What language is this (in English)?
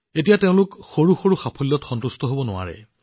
Assamese